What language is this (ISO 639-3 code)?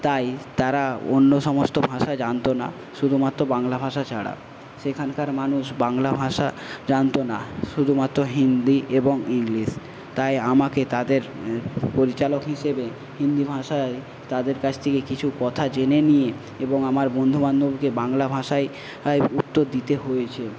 ben